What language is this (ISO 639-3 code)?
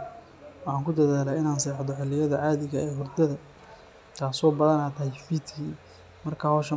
som